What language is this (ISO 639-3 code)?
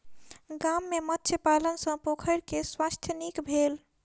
mai